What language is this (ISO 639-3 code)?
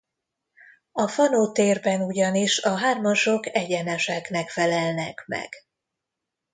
hun